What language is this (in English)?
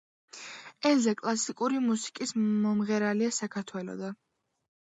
Georgian